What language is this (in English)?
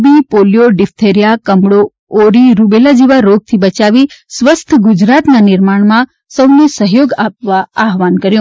Gujarati